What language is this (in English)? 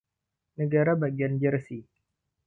Indonesian